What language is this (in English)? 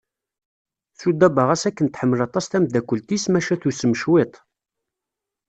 Kabyle